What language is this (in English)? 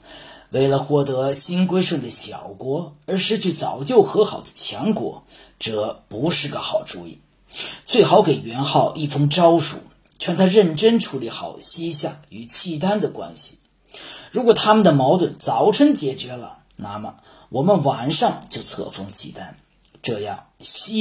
Chinese